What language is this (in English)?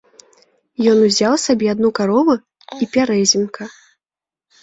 Belarusian